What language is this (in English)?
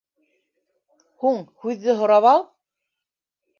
Bashkir